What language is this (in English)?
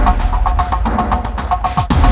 Indonesian